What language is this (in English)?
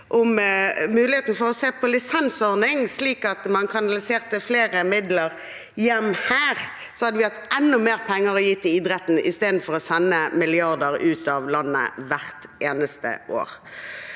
Norwegian